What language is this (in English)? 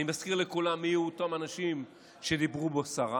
Hebrew